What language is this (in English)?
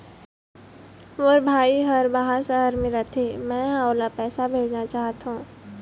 Chhattisgarhi